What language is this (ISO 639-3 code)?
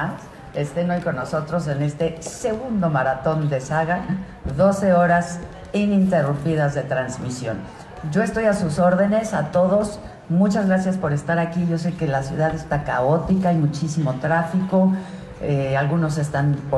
spa